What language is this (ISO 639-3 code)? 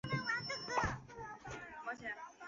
zho